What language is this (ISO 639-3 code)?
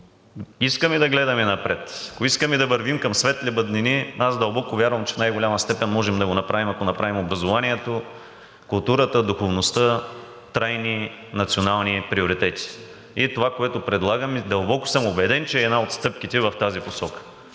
bul